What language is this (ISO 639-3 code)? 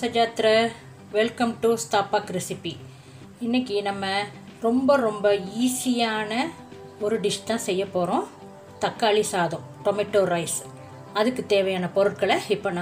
hin